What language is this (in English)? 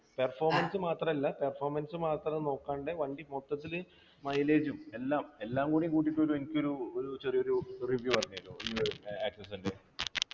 Malayalam